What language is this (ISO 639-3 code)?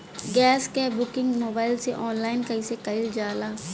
bho